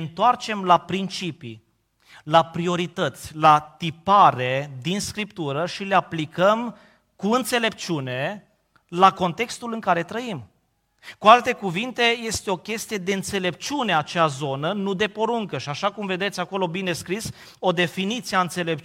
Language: Romanian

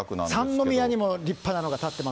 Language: Japanese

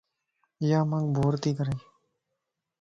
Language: Lasi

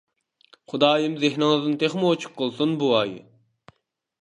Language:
Uyghur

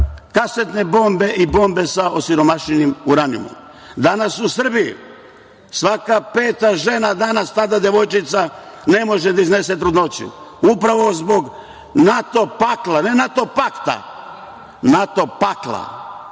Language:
Serbian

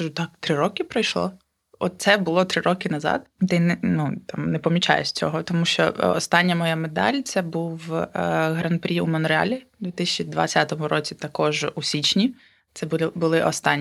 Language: Ukrainian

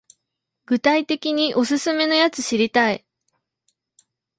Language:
Japanese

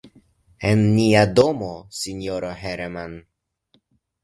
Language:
Esperanto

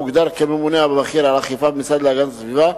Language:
Hebrew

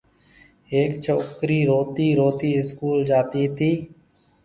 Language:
Marwari (Pakistan)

